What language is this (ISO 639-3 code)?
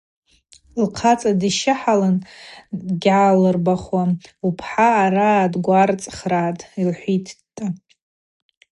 abq